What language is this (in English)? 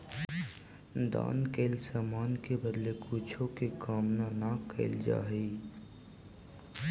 Magahi